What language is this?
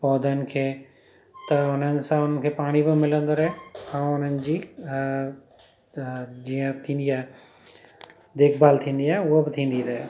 Sindhi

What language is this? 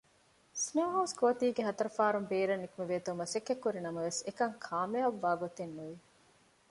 Divehi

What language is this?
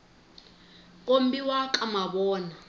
Tsonga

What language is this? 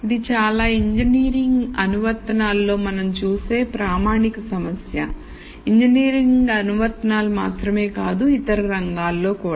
Telugu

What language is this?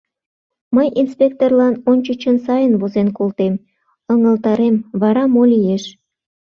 Mari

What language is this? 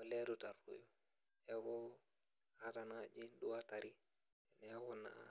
Masai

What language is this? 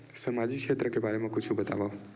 Chhattisgarhi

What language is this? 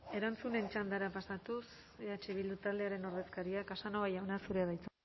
Basque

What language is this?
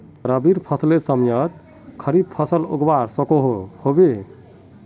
Magahi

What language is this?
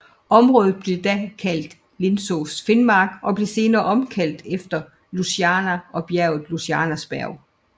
Danish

